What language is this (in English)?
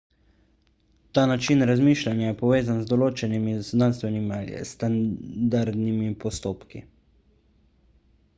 Slovenian